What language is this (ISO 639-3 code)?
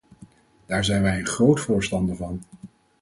nld